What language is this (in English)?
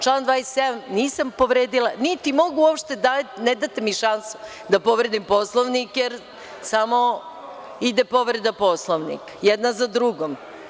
Serbian